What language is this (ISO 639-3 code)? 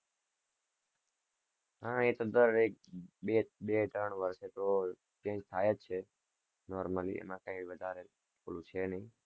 guj